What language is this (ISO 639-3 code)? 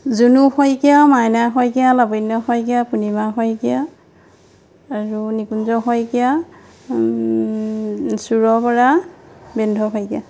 asm